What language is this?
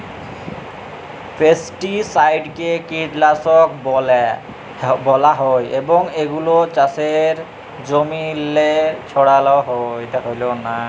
Bangla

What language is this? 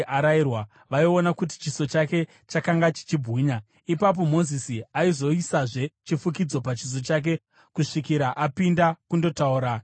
Shona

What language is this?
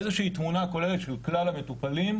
Hebrew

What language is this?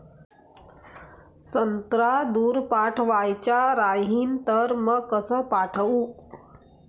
Marathi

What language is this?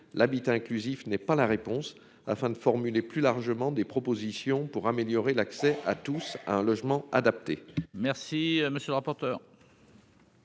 French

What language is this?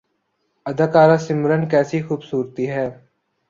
Urdu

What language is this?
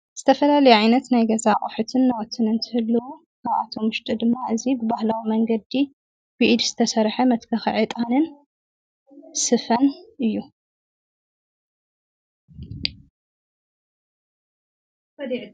Tigrinya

